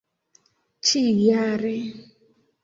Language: Esperanto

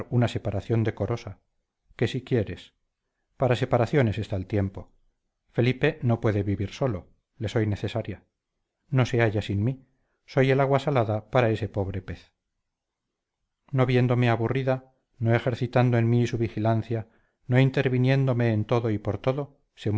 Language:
Spanish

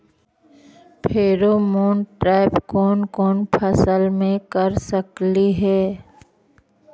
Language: Magahi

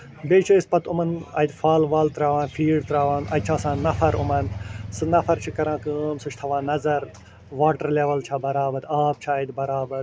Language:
Kashmiri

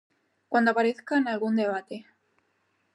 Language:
Spanish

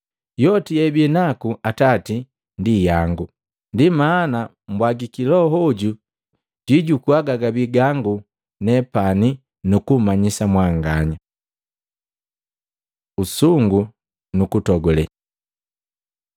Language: Matengo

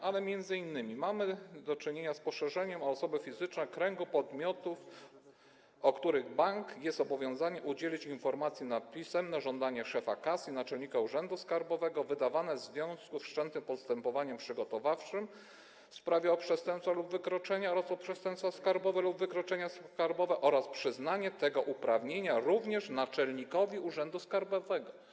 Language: Polish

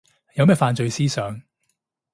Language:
Cantonese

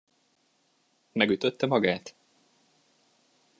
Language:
Hungarian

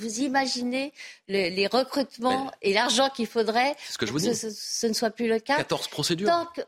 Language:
French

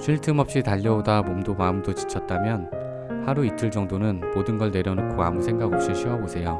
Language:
Korean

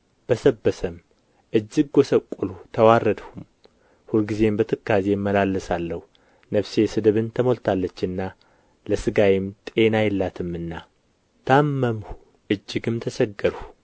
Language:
Amharic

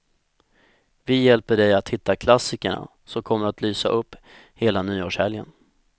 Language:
Swedish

